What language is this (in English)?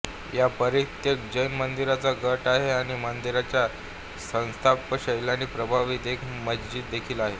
Marathi